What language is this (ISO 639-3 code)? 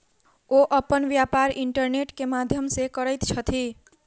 mai